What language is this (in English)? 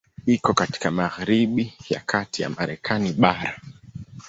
Swahili